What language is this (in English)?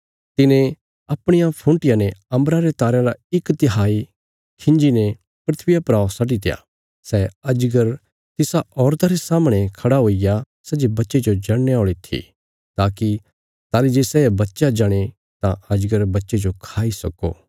Bilaspuri